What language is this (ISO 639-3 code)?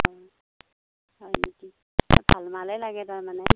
asm